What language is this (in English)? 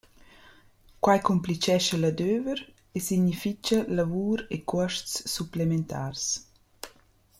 Romansh